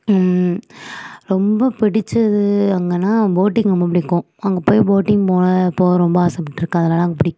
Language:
Tamil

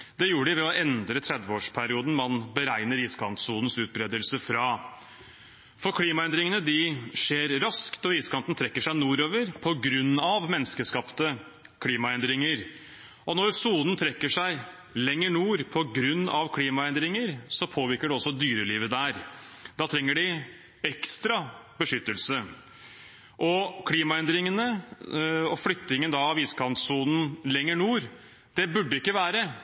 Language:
Norwegian Bokmål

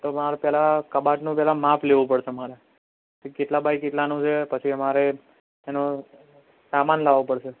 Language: Gujarati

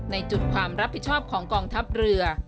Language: Thai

